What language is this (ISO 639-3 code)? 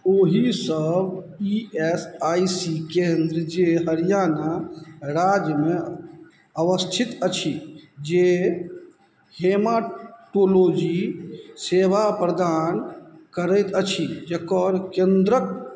mai